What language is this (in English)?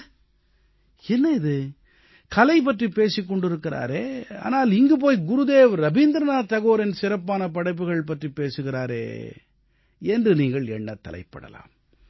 Tamil